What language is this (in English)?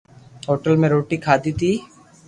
Loarki